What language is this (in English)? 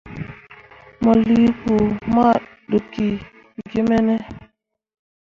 Mundang